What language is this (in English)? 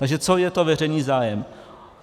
Czech